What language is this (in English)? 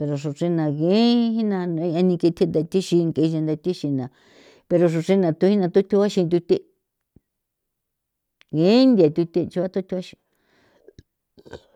San Felipe Otlaltepec Popoloca